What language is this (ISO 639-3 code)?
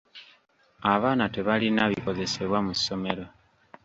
lug